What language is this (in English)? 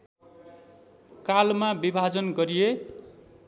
Nepali